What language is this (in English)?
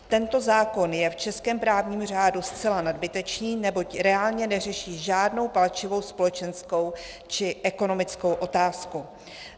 Czech